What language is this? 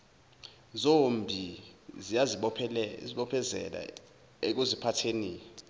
Zulu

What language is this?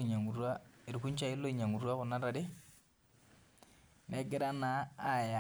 Masai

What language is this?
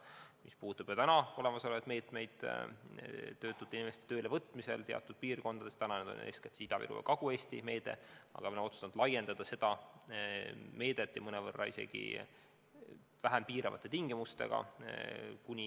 Estonian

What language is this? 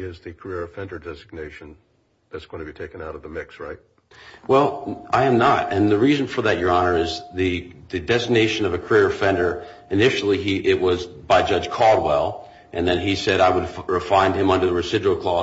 English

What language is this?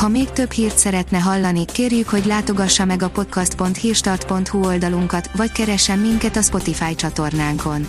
Hungarian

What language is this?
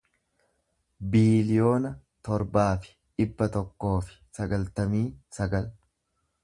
Oromo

